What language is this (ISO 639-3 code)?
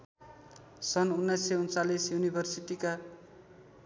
nep